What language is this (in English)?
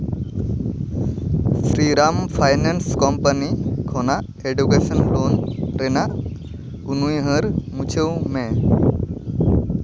Santali